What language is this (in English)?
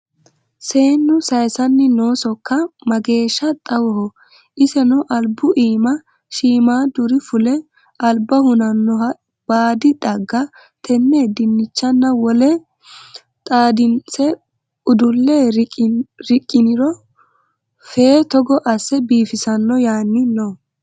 Sidamo